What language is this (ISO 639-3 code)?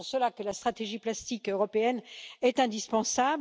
fra